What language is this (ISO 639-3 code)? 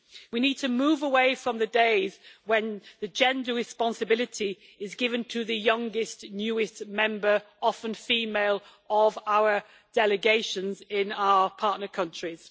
eng